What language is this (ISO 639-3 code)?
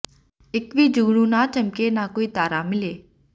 pan